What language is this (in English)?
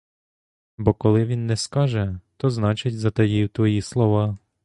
Ukrainian